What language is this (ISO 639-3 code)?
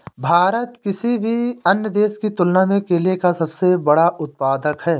hin